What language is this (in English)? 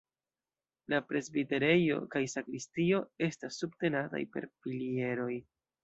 Esperanto